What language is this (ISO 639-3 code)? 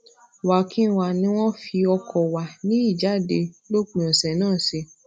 yor